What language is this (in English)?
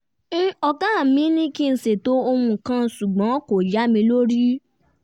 Yoruba